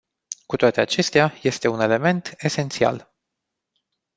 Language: Romanian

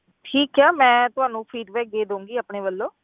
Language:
Punjabi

